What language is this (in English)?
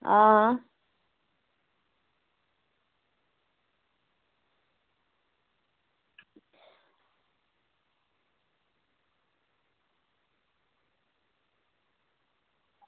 Dogri